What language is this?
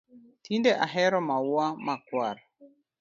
Luo (Kenya and Tanzania)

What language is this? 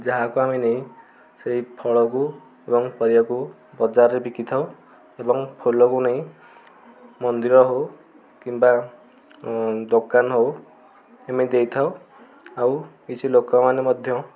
Odia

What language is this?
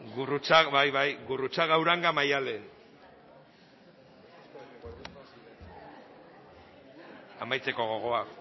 Basque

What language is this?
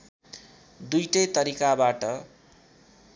Nepali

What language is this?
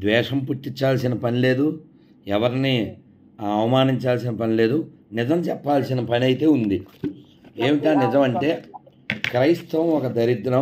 Telugu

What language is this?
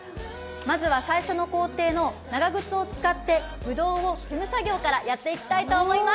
Japanese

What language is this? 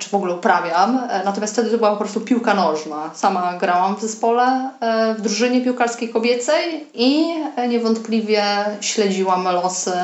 Polish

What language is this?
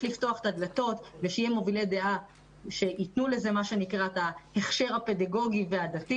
Hebrew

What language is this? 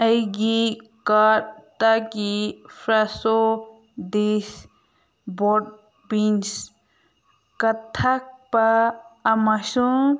Manipuri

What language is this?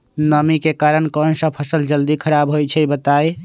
Magahi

